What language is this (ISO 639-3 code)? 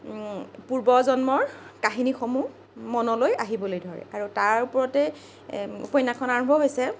asm